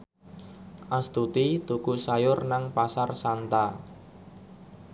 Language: Javanese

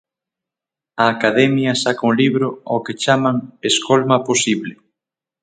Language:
Galician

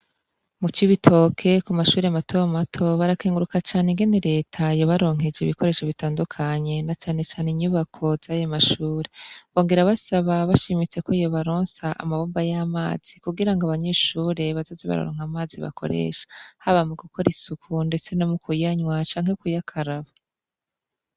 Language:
Rundi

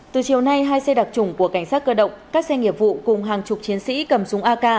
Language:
Vietnamese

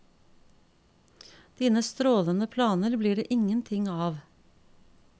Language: Norwegian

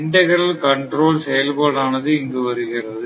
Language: Tamil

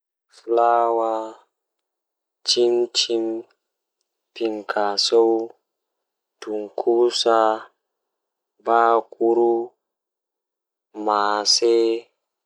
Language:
Fula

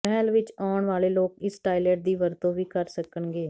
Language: Punjabi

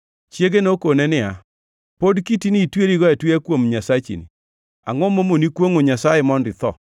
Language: Luo (Kenya and Tanzania)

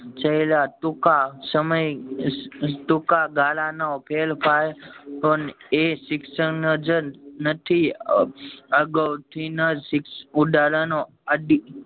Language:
Gujarati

